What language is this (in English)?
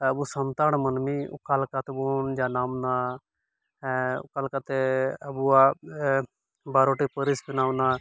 Santali